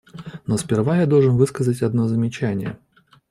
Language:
Russian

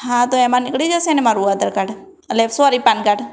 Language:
Gujarati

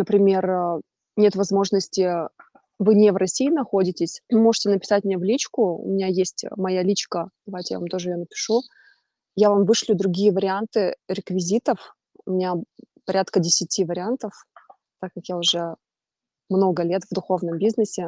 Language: Russian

